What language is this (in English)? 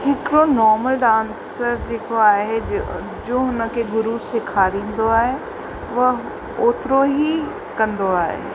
Sindhi